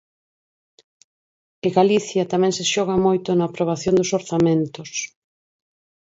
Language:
Galician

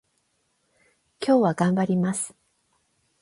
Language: Japanese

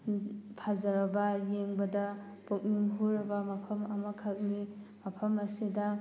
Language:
Manipuri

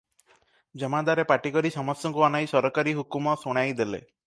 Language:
Odia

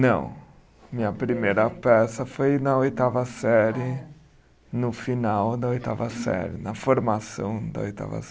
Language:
Portuguese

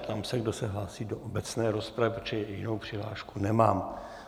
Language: Czech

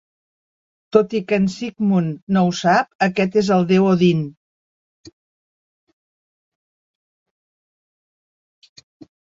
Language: Catalan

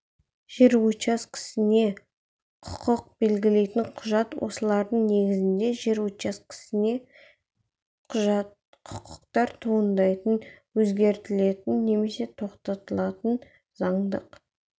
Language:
Kazakh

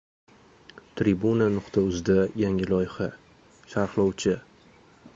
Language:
Uzbek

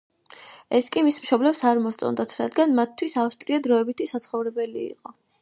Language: Georgian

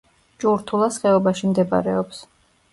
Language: Georgian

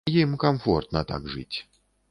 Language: Belarusian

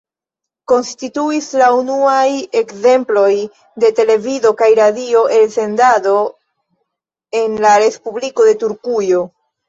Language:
Esperanto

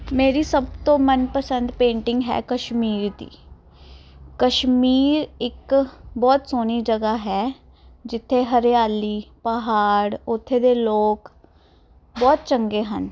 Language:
Punjabi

